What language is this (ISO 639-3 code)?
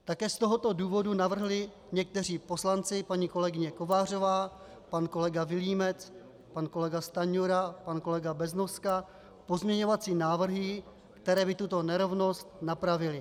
ces